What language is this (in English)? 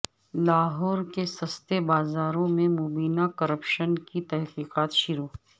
Urdu